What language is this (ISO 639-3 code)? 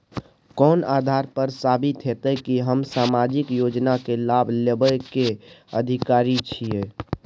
mai